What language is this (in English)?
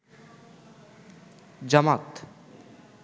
Bangla